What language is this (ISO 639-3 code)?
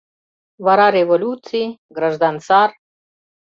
chm